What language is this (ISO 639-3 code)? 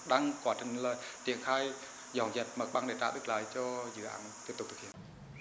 vie